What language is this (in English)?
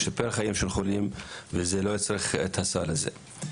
Hebrew